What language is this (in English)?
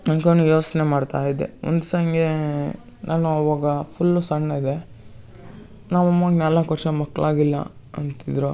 Kannada